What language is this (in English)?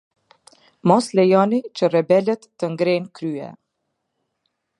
Albanian